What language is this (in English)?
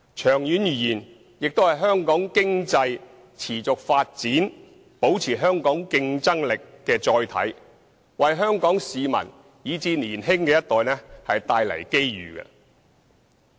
Cantonese